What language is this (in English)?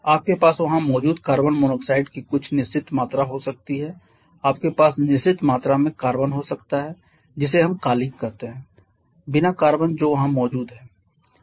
Hindi